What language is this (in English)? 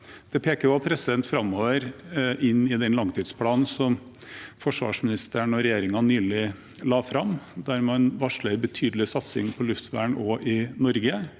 Norwegian